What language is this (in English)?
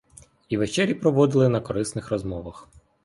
Ukrainian